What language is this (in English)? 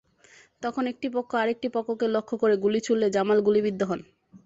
Bangla